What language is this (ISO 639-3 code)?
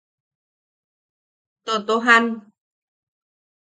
yaq